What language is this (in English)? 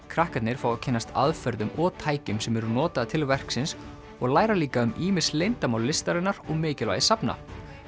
Icelandic